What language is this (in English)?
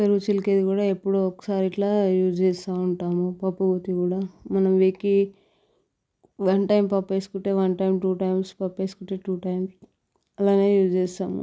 Telugu